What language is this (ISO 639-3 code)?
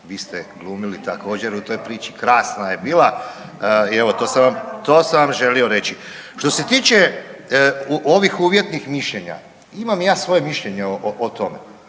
hrv